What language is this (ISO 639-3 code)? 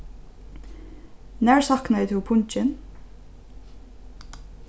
fao